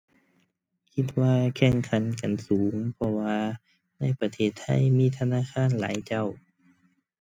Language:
Thai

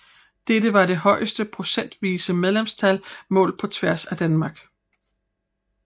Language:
Danish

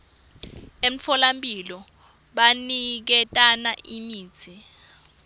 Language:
Swati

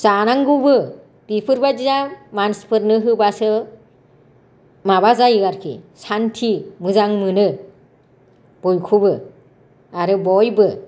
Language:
Bodo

